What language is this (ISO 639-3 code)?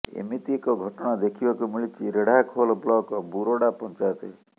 ori